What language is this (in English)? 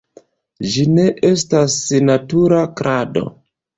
Esperanto